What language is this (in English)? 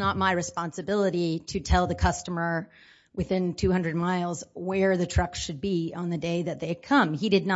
English